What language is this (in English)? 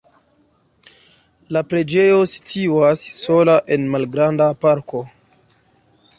Esperanto